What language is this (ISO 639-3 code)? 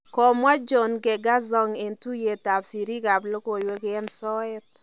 kln